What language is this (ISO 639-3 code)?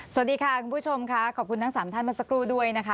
tha